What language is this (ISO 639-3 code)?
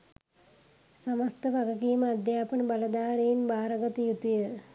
sin